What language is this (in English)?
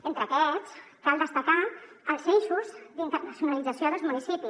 Catalan